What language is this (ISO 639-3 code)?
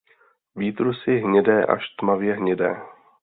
ces